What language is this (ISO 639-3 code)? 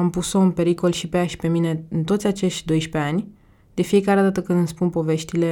ron